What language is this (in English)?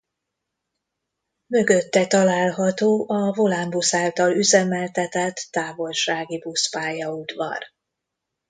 Hungarian